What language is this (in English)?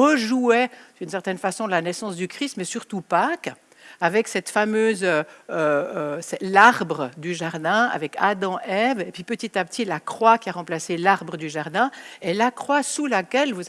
French